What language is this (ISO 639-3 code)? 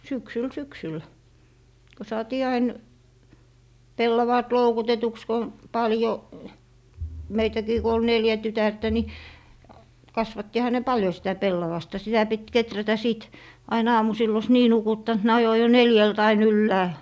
fin